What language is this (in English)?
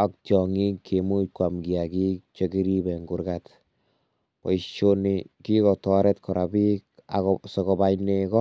Kalenjin